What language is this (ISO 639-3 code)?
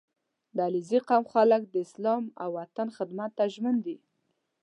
pus